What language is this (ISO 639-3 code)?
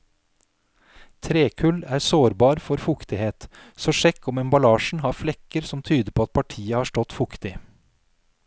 nor